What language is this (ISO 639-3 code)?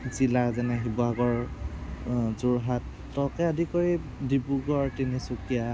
asm